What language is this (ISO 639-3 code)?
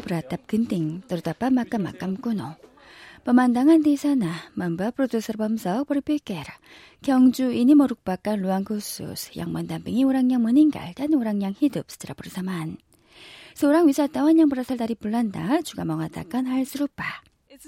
ind